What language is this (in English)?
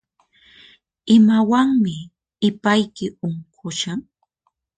Puno Quechua